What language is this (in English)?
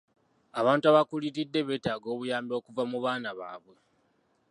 Ganda